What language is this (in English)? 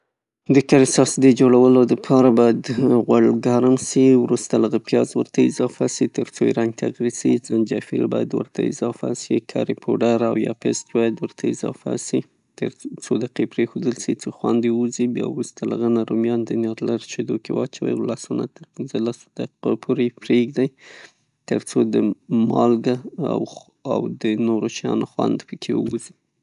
Pashto